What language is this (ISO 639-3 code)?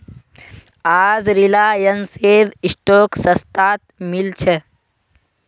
mag